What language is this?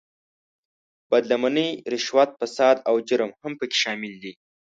Pashto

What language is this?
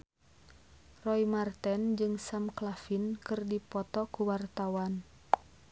Sundanese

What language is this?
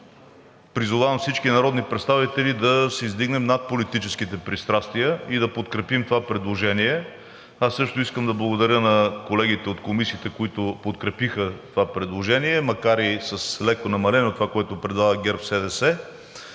Bulgarian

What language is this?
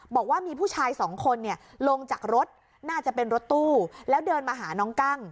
Thai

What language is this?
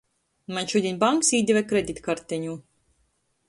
Latgalian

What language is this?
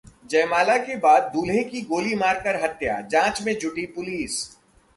Hindi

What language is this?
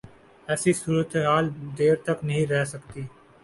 Urdu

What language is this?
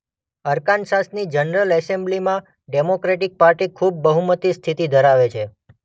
Gujarati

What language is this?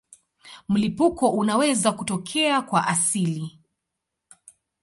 Swahili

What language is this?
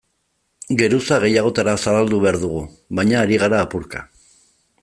Basque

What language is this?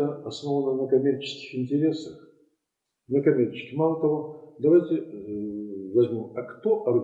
Russian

